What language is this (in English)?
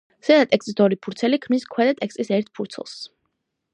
Georgian